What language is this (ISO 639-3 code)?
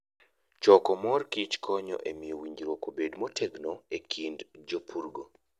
luo